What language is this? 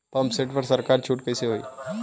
Bhojpuri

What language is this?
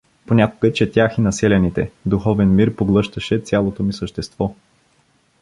Bulgarian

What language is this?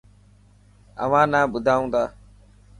Dhatki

